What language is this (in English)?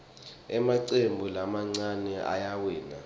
Swati